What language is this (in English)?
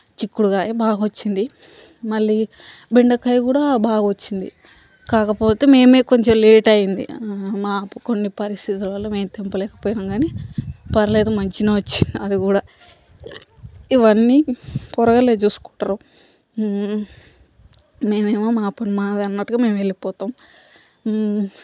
Telugu